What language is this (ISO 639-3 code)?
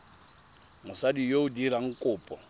tsn